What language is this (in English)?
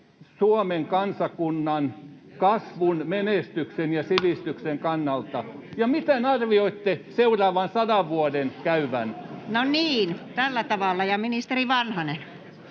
Finnish